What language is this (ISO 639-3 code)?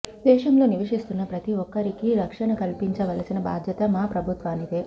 tel